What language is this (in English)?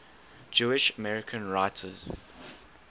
English